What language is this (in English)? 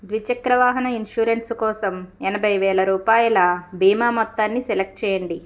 Telugu